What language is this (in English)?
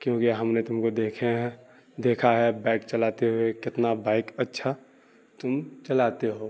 Urdu